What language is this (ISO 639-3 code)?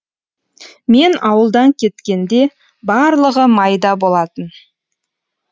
kaz